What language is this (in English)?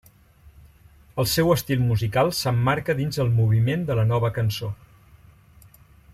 Catalan